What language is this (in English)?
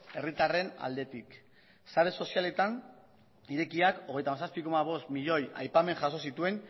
Basque